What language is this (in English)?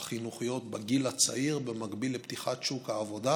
Hebrew